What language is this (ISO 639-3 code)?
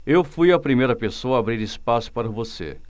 por